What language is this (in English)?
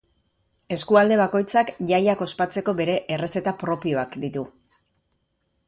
Basque